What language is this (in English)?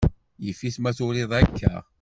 Kabyle